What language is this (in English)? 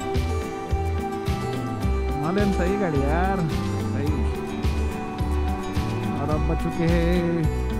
Indonesian